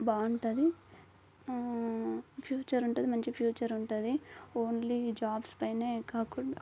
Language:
Telugu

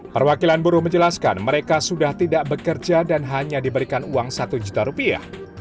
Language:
Indonesian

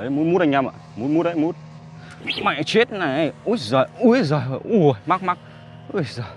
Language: Vietnamese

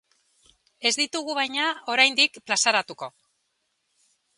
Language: Basque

